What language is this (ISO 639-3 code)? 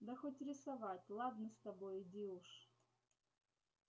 rus